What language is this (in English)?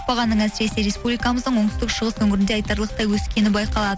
Kazakh